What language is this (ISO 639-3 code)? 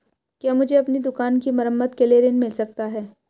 hin